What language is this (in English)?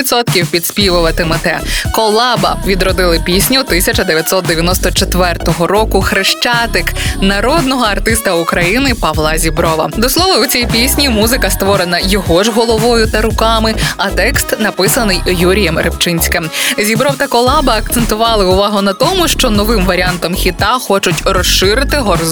Ukrainian